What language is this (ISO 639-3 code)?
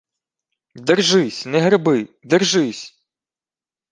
ukr